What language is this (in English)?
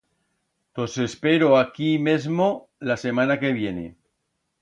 Aragonese